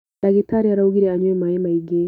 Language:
Kikuyu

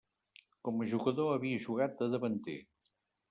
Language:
Catalan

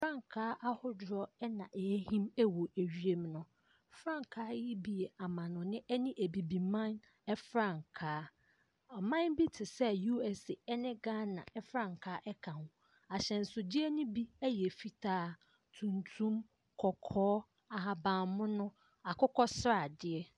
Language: Akan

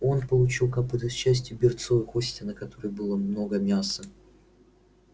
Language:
Russian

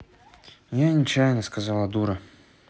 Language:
Russian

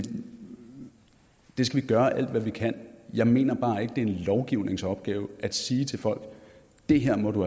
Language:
Danish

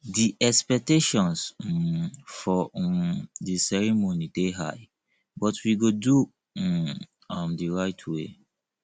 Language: Nigerian Pidgin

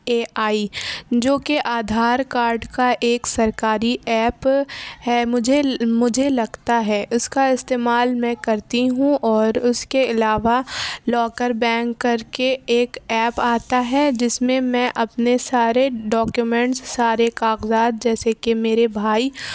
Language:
Urdu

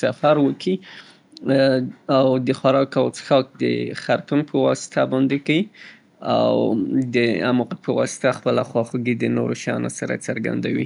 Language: Southern Pashto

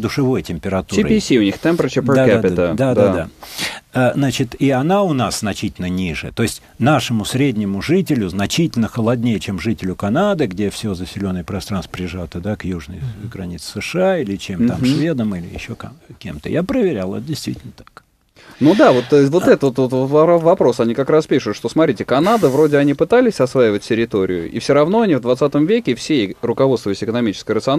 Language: Russian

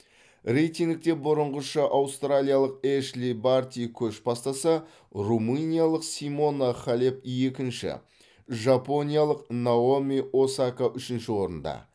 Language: Kazakh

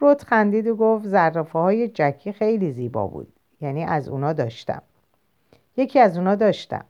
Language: Persian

